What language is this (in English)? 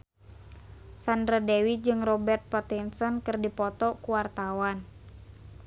Sundanese